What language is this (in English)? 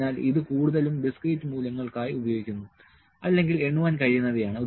Malayalam